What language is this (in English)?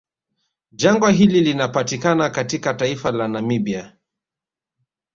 Swahili